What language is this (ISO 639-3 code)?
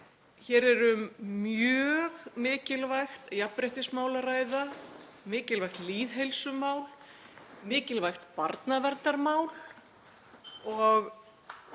isl